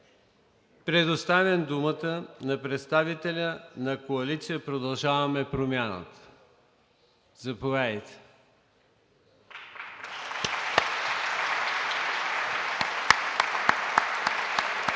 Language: Bulgarian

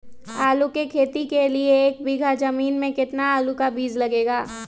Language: Magahi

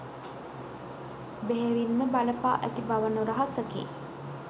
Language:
Sinhala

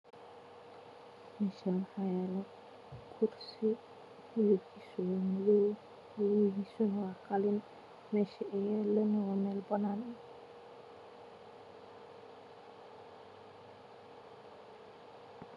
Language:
Somali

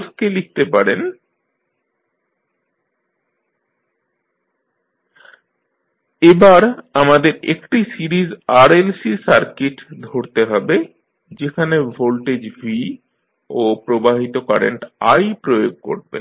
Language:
Bangla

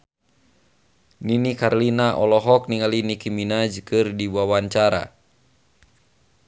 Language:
Sundanese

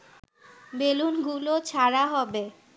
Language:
Bangla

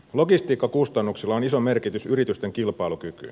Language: Finnish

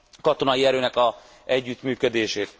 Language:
Hungarian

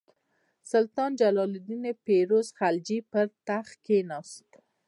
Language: Pashto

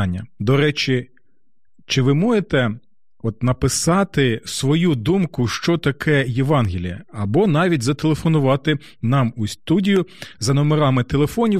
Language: Ukrainian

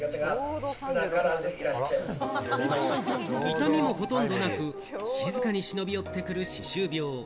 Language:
Japanese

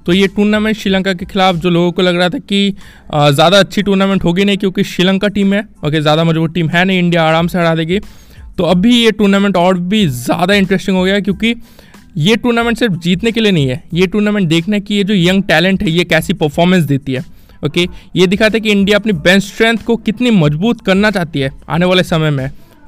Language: Hindi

